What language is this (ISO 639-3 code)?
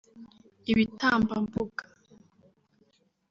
kin